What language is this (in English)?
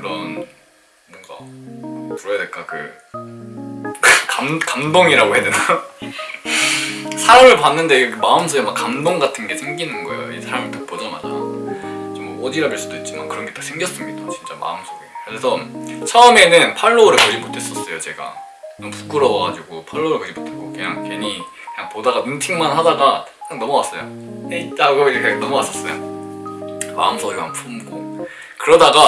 Korean